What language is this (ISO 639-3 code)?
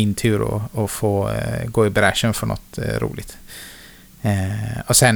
swe